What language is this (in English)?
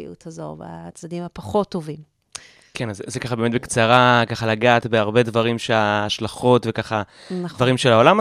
Hebrew